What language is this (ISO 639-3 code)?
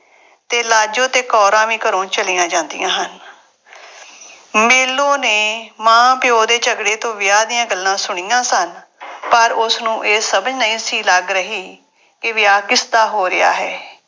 pan